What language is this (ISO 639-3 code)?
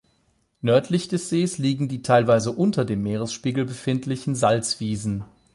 deu